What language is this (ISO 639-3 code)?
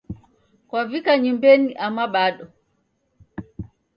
dav